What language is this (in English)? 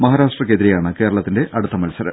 Malayalam